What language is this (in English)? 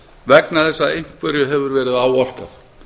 Icelandic